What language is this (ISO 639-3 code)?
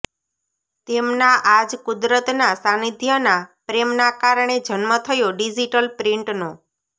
guj